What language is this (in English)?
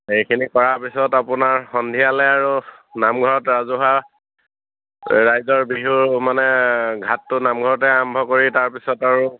Assamese